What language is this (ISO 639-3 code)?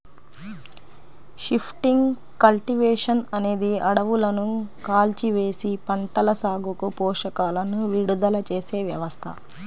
tel